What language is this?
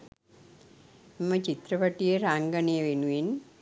Sinhala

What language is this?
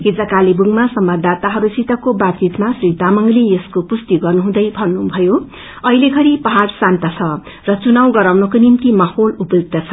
Nepali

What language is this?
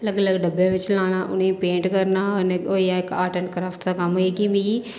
Dogri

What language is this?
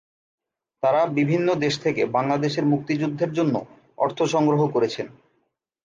Bangla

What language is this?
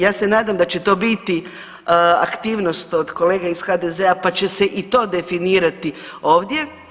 Croatian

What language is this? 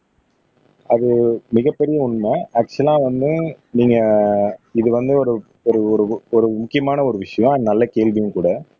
Tamil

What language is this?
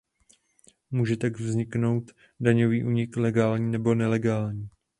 Czech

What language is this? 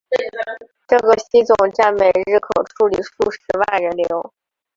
Chinese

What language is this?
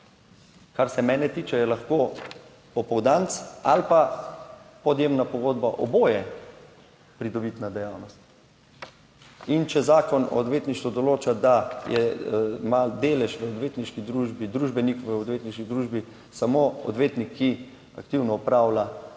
Slovenian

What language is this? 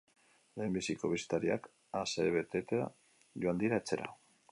Basque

